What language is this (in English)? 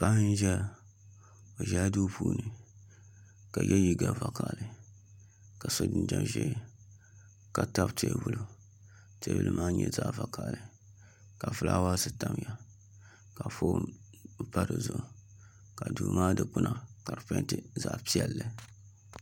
Dagbani